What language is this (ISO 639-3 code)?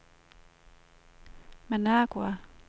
dan